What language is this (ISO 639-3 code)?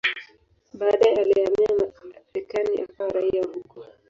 swa